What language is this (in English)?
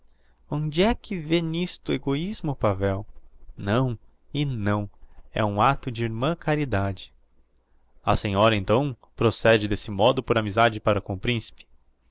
Portuguese